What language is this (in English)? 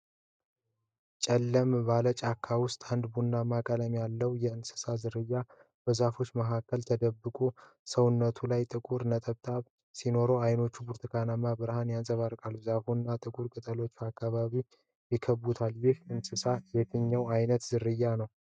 Amharic